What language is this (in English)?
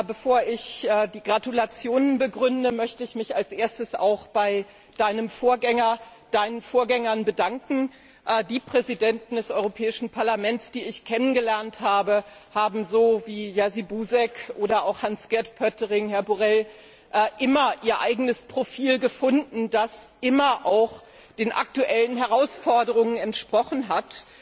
German